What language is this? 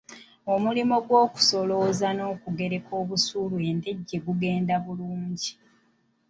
Ganda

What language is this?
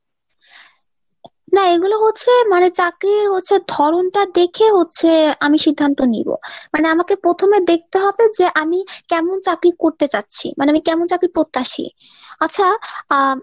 Bangla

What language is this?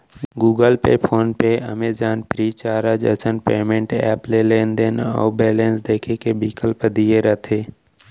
Chhattisgarhi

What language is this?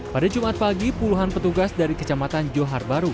Indonesian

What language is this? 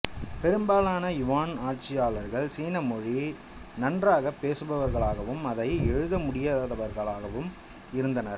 Tamil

